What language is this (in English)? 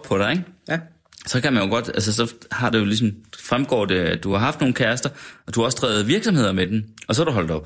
Danish